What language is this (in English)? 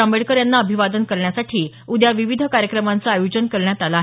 Marathi